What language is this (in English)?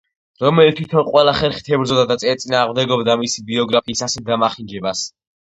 Georgian